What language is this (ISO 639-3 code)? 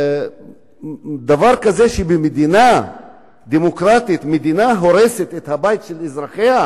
heb